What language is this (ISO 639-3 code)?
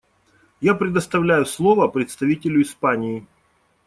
rus